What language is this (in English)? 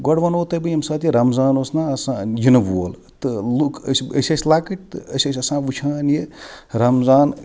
Kashmiri